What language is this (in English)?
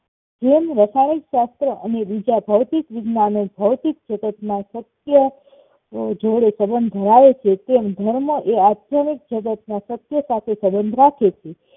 Gujarati